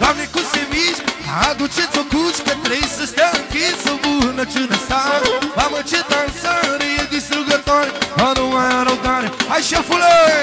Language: Romanian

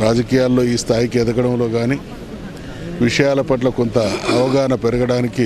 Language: Telugu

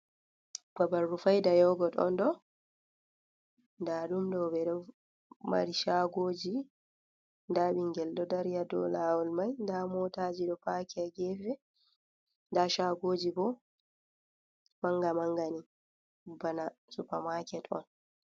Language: Fula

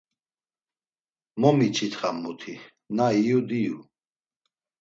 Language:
Laz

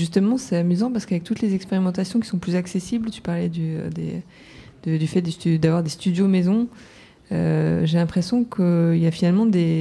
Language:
French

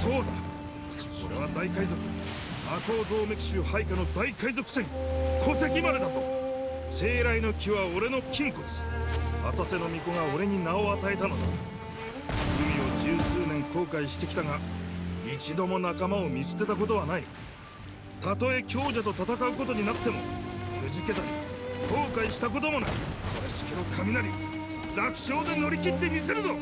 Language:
Japanese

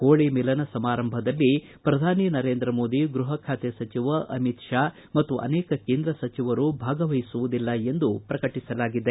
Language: Kannada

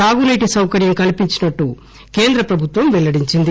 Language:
Telugu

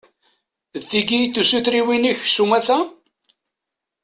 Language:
Kabyle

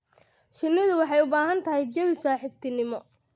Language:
Somali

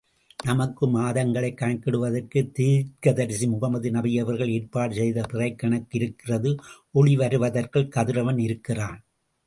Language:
Tamil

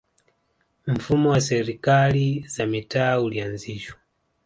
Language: Swahili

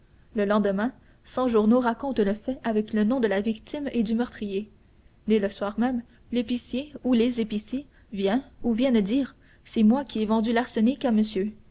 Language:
French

